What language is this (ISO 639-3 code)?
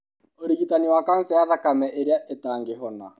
kik